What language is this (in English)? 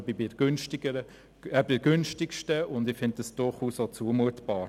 Swiss German